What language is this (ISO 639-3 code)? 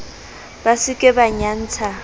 sot